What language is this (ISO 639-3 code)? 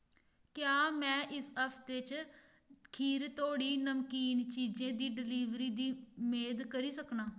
doi